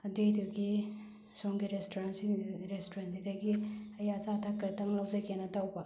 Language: Manipuri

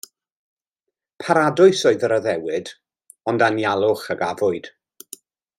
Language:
Welsh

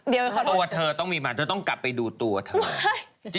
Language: Thai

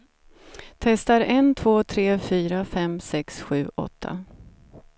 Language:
Swedish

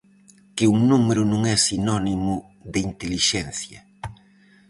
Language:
Galician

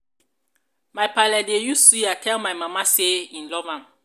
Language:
Nigerian Pidgin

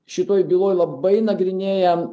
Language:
Lithuanian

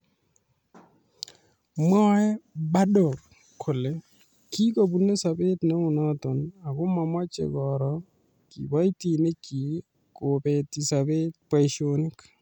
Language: Kalenjin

